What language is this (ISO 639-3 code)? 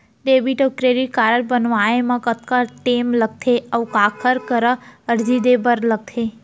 hne